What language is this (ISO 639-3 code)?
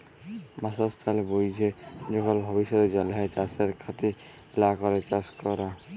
ben